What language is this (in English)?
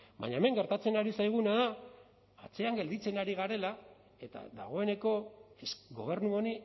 Basque